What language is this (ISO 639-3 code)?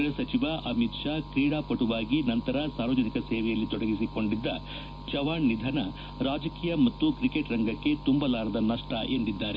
kan